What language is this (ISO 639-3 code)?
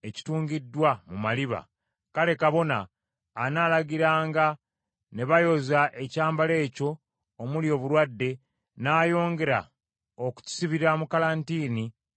lug